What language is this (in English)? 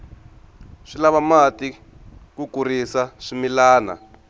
Tsonga